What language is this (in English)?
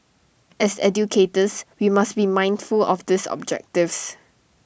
English